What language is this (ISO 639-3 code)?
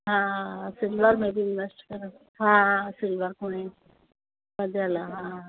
snd